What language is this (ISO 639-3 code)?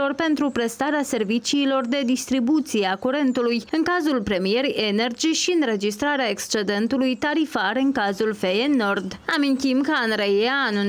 ron